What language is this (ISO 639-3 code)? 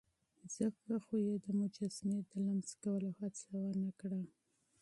pus